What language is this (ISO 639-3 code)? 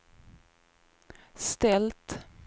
swe